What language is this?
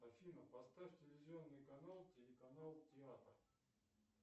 Russian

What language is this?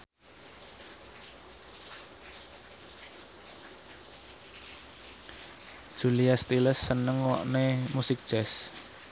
Javanese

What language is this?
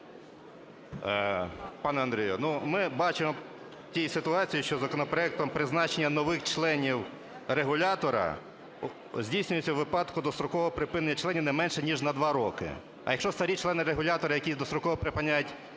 Ukrainian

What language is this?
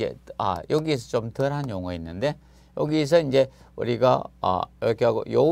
Korean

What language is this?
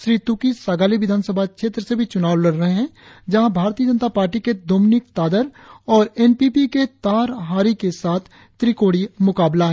Hindi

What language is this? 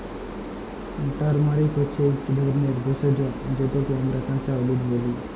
Bangla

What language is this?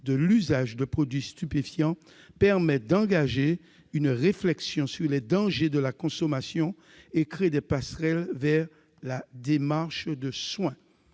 French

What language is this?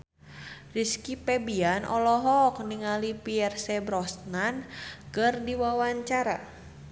Sundanese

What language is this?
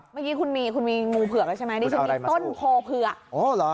Thai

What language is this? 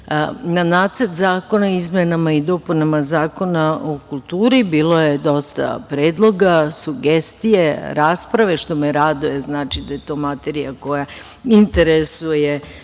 Serbian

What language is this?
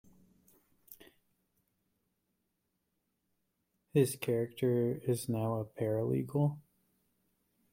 English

